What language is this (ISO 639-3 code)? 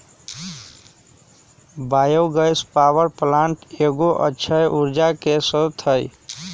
mag